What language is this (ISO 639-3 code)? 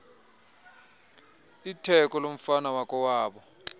xho